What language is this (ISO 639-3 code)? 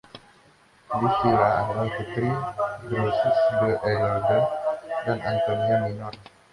ind